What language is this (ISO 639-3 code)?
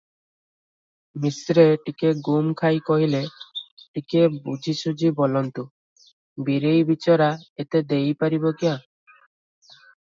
ori